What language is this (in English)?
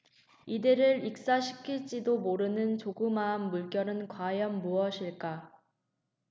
Korean